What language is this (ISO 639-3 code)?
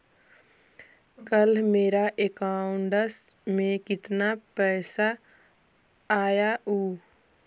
mag